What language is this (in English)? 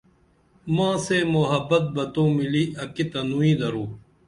Dameli